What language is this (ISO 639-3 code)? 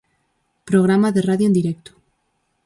glg